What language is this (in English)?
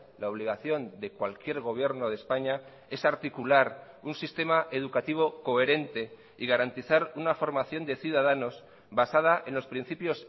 Spanish